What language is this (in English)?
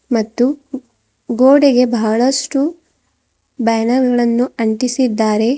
Kannada